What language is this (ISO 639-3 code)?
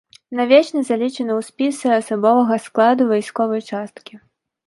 bel